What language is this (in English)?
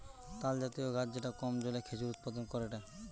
Bangla